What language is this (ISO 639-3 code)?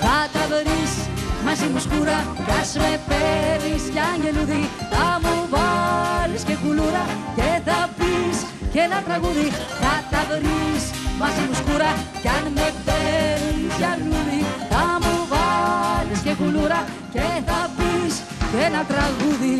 ell